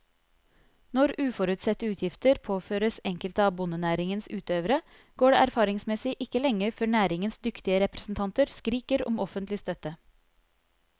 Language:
Norwegian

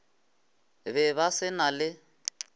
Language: Northern Sotho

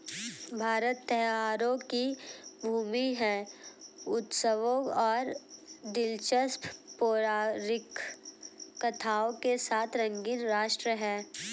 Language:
Hindi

